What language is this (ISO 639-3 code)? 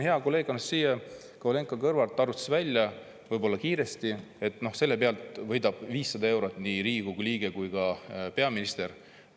est